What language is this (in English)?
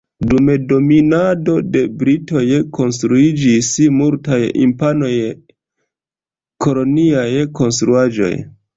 Esperanto